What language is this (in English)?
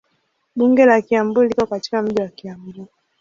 Swahili